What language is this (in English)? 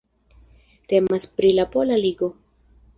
Esperanto